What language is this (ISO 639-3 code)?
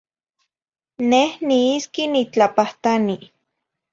nhi